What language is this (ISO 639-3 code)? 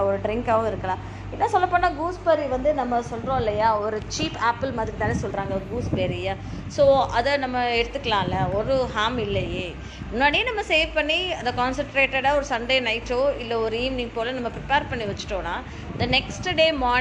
tam